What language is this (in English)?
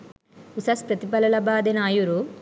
Sinhala